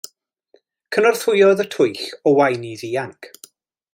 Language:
Welsh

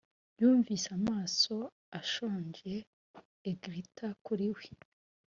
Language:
Kinyarwanda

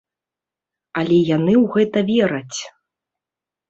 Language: Belarusian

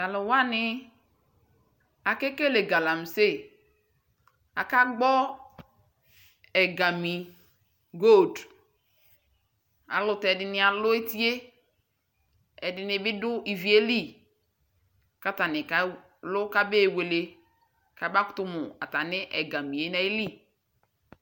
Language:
Ikposo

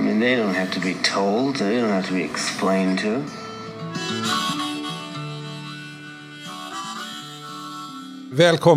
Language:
Swedish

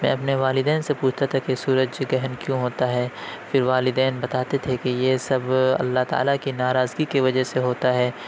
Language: Urdu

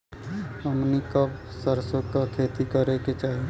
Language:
Bhojpuri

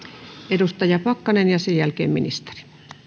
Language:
Finnish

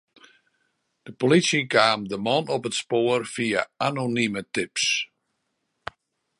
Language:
Western Frisian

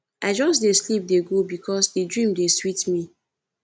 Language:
Nigerian Pidgin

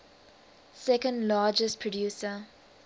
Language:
English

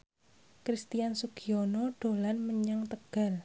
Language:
Javanese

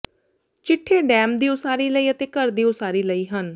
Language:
Punjabi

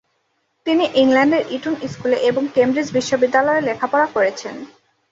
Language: Bangla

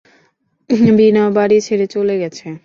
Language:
Bangla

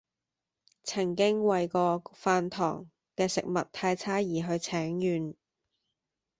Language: Cantonese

